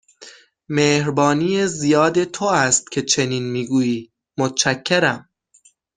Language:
Persian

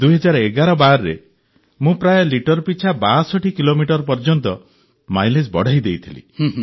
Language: Odia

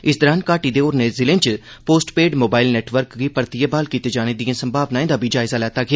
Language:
Dogri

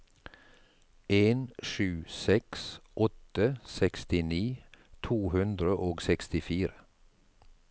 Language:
Norwegian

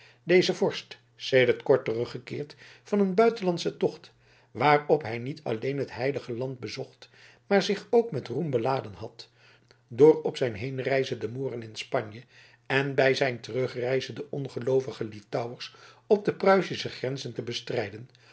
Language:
Dutch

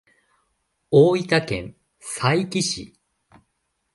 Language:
Japanese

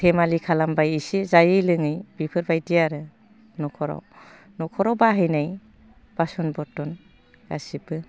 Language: Bodo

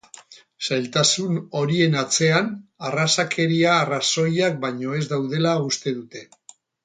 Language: Basque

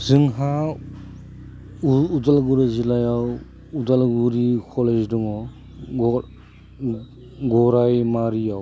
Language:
Bodo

